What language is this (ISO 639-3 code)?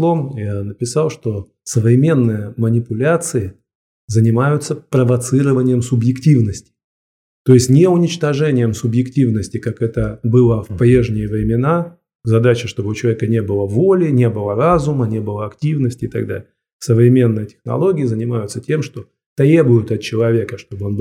rus